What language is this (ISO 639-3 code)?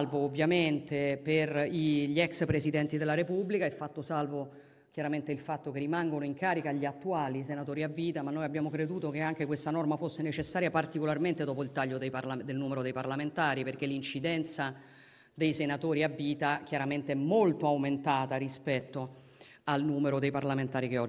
ita